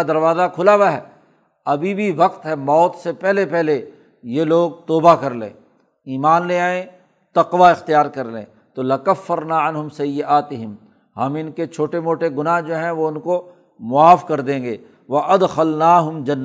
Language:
Urdu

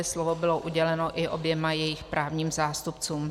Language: Czech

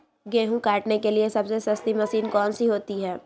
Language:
Magahi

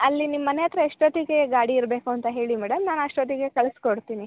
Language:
Kannada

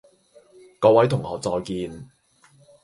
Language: Cantonese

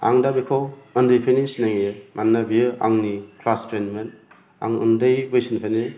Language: Bodo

